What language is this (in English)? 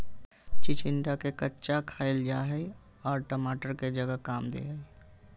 Magahi